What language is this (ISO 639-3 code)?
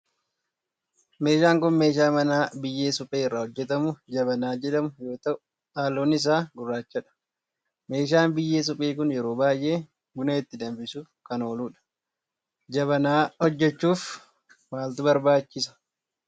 orm